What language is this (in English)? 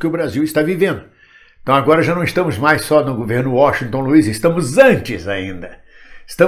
Portuguese